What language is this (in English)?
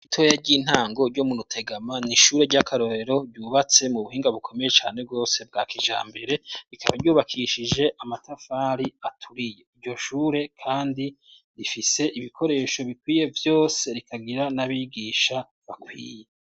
Rundi